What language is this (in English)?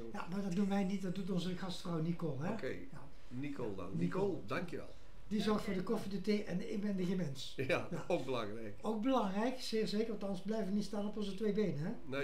Dutch